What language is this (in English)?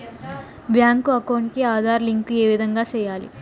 Telugu